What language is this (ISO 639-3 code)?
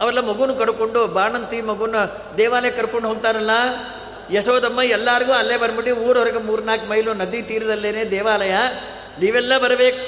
kan